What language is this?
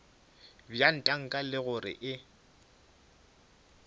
Northern Sotho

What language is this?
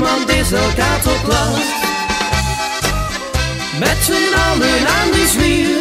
Dutch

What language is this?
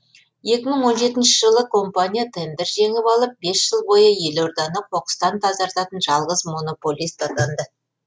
Kazakh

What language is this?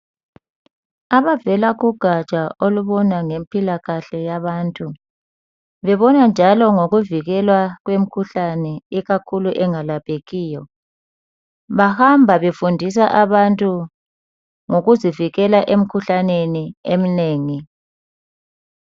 North Ndebele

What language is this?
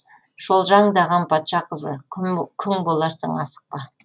Kazakh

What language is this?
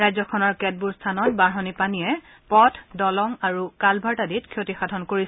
Assamese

